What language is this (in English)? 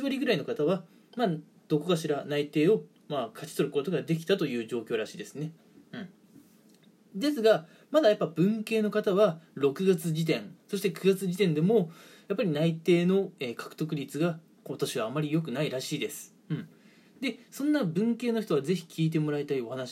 Japanese